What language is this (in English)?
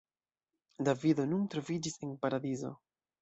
Esperanto